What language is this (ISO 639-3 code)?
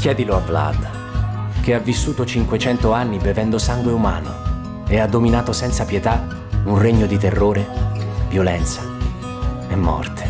ita